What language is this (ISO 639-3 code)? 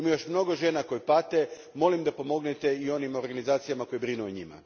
hrv